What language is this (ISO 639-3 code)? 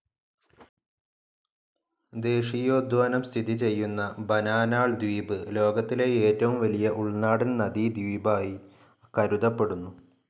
mal